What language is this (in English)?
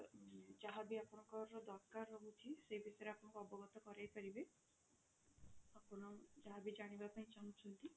Odia